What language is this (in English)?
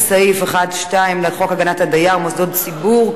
Hebrew